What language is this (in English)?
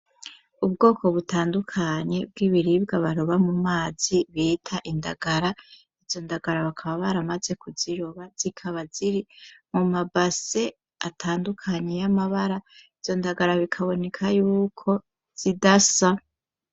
Rundi